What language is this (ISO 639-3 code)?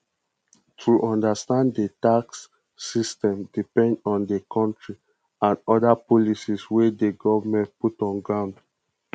pcm